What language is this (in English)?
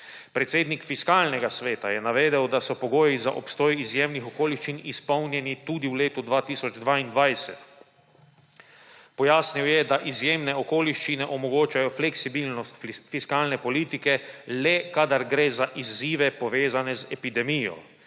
Slovenian